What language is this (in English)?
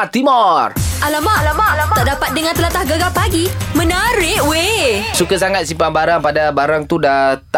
Malay